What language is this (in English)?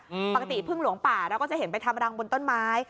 Thai